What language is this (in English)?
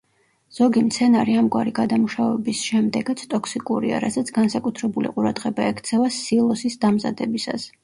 Georgian